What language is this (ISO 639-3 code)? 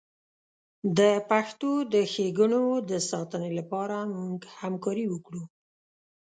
pus